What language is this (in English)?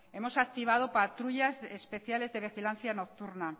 Spanish